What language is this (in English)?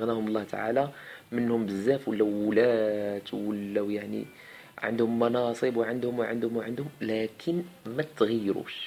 Arabic